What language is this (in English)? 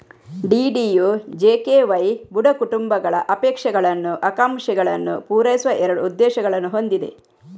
Kannada